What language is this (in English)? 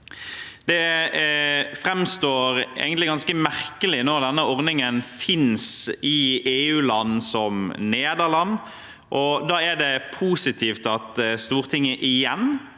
Norwegian